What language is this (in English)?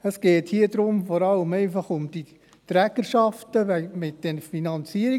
Swiss German